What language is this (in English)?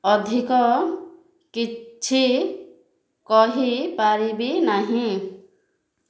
Odia